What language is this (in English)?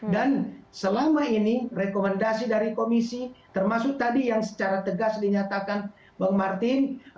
Indonesian